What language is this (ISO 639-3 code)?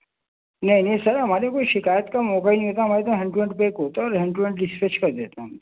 urd